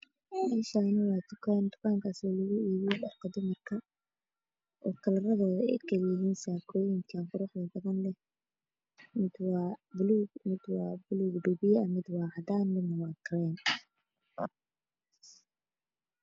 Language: Somali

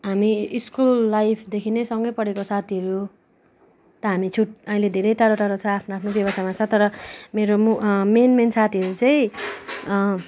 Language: Nepali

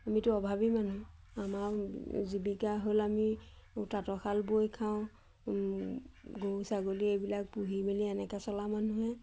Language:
Assamese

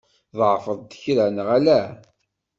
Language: Kabyle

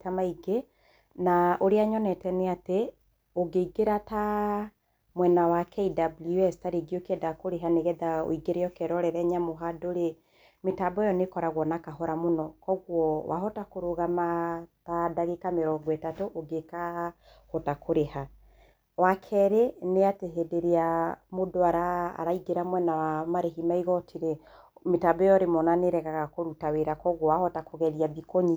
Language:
Kikuyu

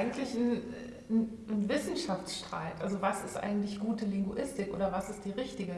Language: German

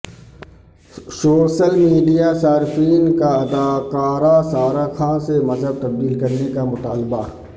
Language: Urdu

